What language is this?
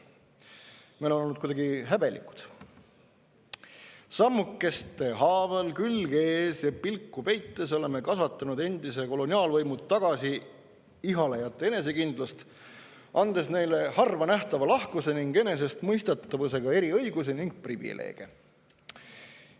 Estonian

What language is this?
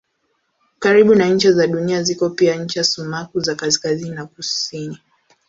Swahili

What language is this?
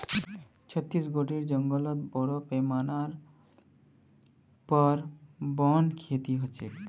Magahi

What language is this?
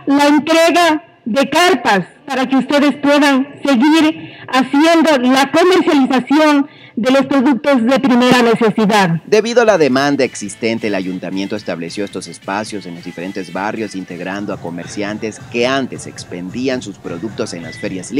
Spanish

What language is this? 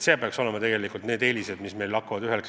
Estonian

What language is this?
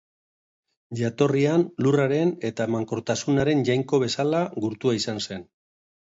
Basque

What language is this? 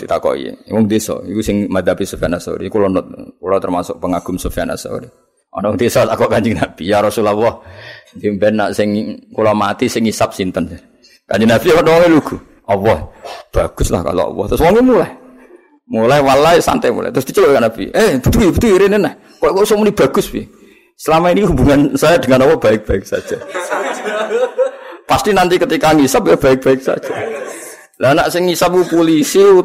Malay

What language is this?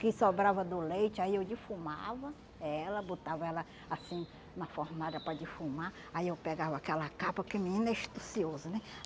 Portuguese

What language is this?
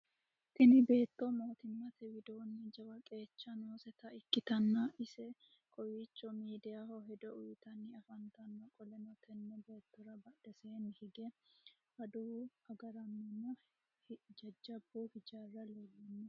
Sidamo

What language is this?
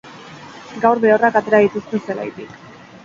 Basque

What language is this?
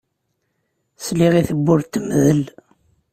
Kabyle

